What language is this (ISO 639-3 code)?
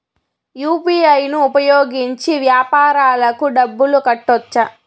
tel